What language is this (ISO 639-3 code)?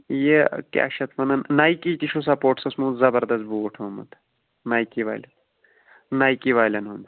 kas